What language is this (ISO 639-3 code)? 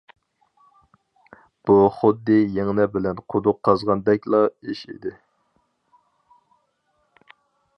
uig